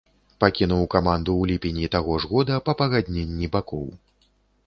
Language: Belarusian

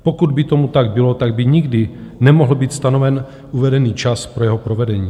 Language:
Czech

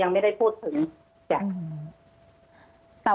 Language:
Thai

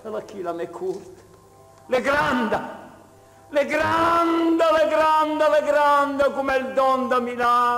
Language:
Italian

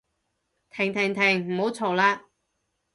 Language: Cantonese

